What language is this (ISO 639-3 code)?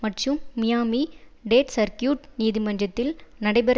tam